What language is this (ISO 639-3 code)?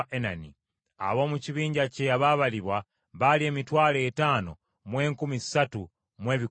lug